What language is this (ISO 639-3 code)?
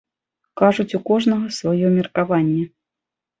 bel